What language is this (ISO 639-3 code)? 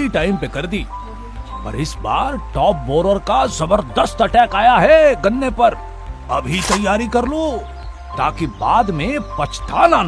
hin